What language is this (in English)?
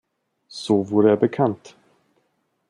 German